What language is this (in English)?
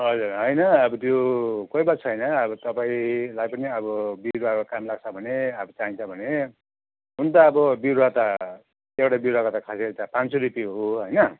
Nepali